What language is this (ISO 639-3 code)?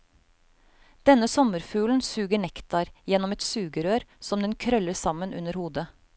nor